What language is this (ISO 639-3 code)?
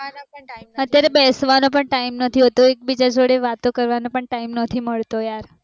guj